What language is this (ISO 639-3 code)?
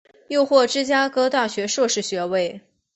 zho